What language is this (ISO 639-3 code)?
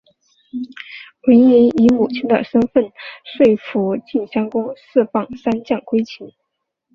zho